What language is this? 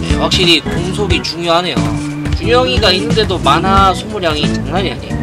Korean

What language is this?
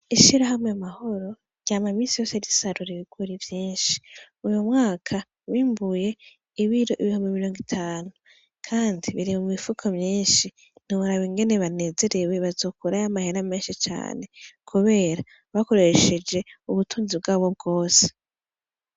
Rundi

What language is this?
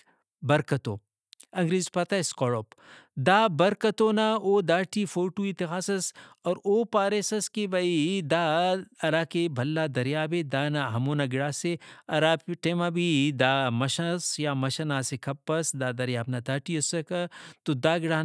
Brahui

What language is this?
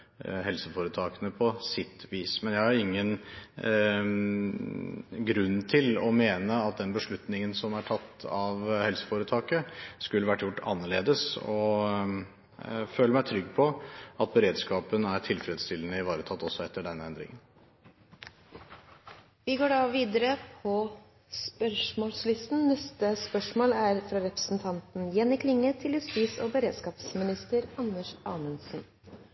Norwegian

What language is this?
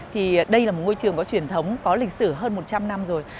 Vietnamese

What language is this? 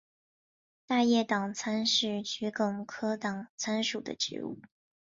Chinese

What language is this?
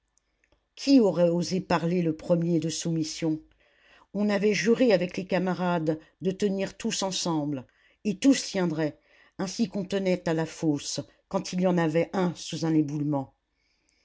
French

